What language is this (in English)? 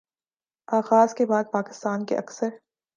Urdu